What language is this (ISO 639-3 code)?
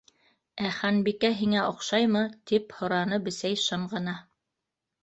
bak